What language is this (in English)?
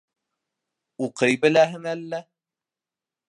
Bashkir